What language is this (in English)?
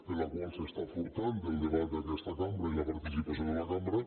Catalan